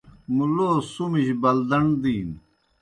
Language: Kohistani Shina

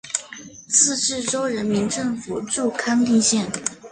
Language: Chinese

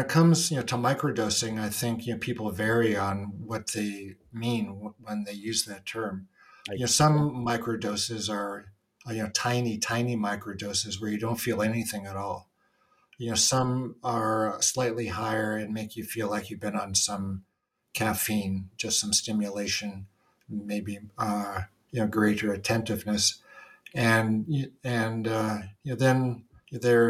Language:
English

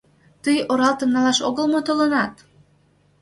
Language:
Mari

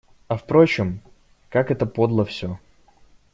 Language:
Russian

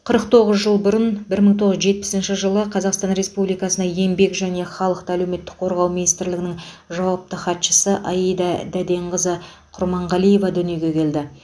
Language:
Kazakh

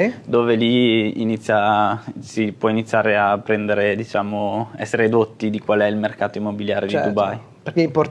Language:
Italian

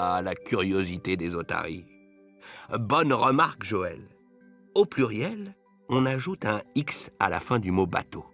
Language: French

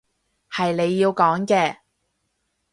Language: Cantonese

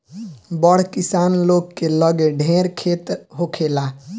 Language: Bhojpuri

